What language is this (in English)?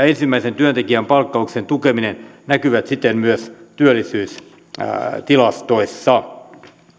Finnish